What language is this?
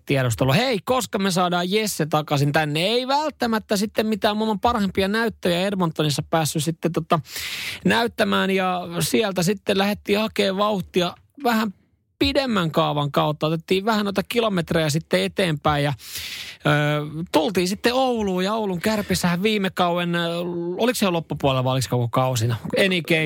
Finnish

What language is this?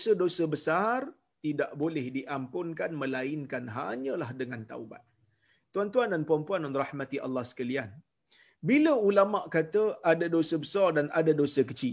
Malay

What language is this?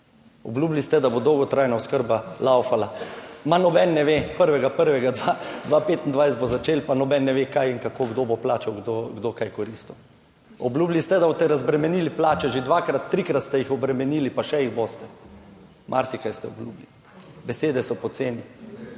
Slovenian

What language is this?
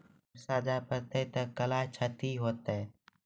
Maithili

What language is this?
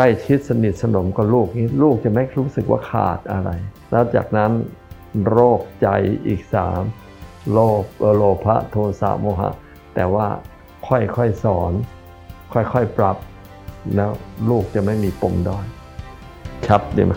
Thai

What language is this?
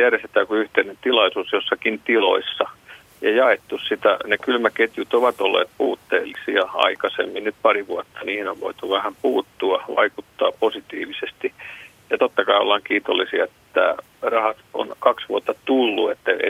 Finnish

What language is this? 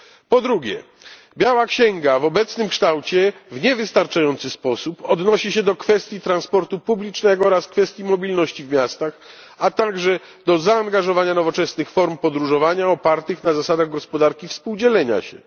Polish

